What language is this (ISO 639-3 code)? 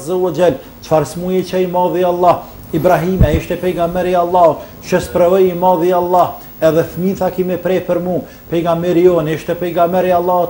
ara